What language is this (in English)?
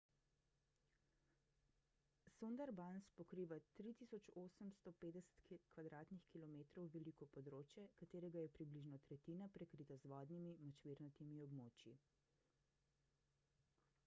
Slovenian